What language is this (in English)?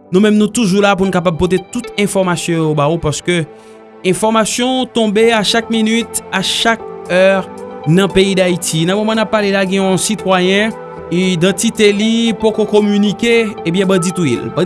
French